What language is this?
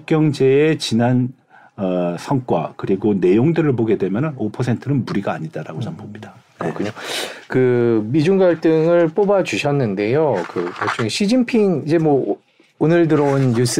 Korean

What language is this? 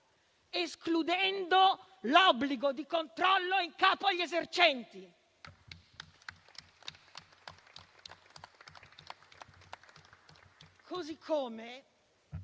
Italian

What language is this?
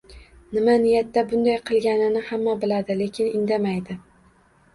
Uzbek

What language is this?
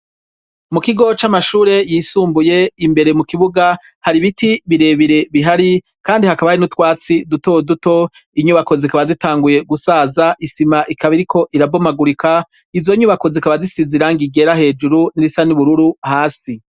Rundi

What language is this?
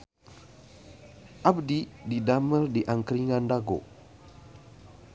Sundanese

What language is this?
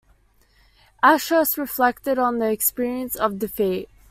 English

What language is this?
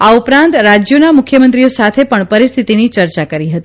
Gujarati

